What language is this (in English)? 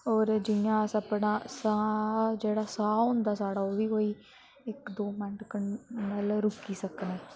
Dogri